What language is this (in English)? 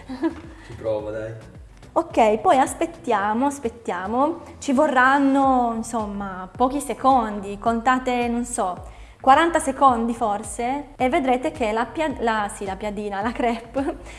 Italian